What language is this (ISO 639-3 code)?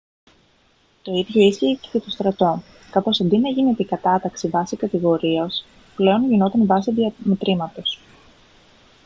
ell